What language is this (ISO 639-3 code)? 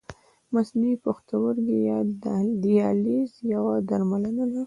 pus